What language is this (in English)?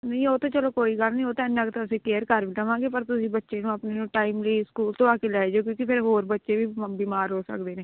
Punjabi